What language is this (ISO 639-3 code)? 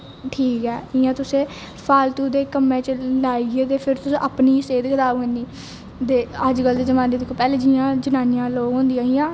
doi